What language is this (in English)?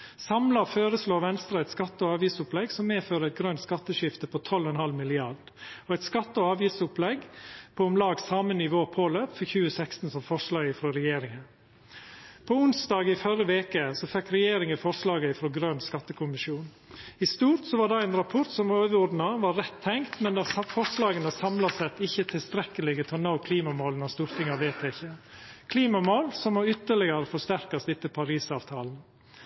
Norwegian Nynorsk